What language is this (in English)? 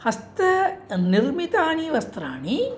Sanskrit